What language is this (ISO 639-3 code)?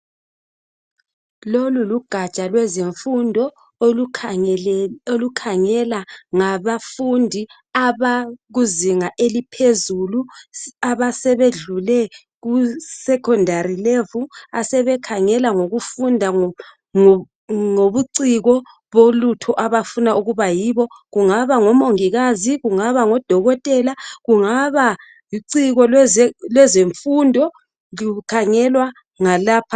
nde